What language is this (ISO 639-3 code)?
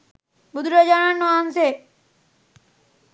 sin